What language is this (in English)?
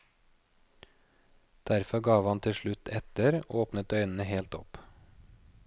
Norwegian